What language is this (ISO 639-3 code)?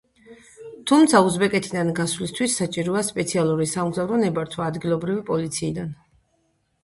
kat